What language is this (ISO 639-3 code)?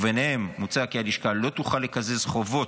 heb